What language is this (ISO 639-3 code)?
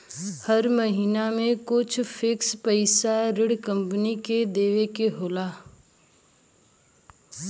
bho